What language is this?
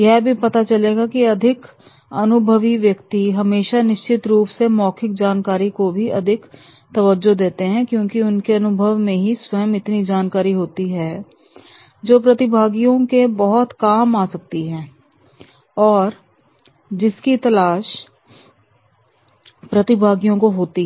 Hindi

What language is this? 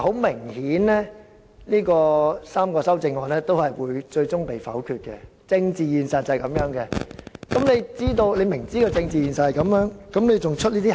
Cantonese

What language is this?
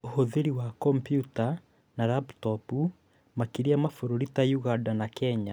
Kikuyu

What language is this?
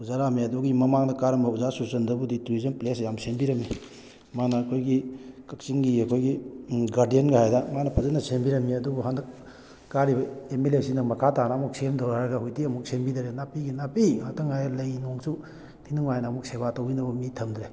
Manipuri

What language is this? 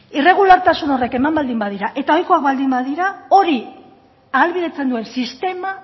Basque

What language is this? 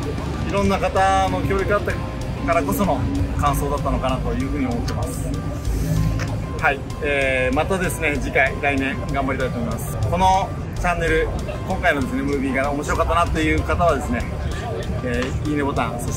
Japanese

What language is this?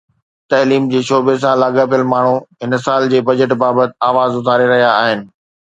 Sindhi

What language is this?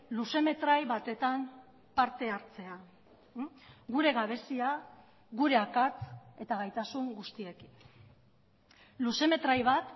Basque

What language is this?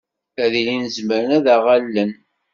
Kabyle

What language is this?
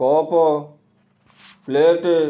Odia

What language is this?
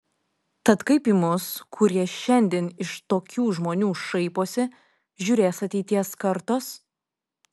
Lithuanian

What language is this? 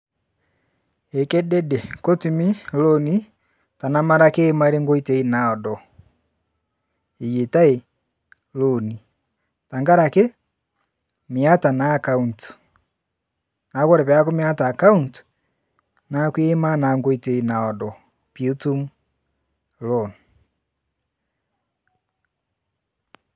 Masai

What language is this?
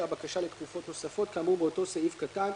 Hebrew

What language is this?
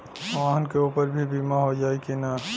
Bhojpuri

